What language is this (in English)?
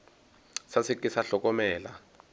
Northern Sotho